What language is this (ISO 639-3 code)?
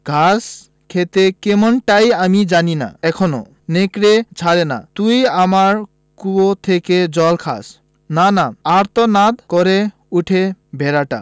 ben